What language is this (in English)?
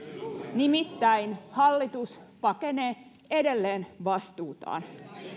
Finnish